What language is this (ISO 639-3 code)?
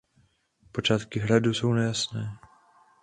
ces